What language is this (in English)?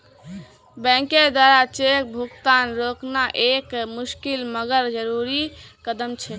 Magahi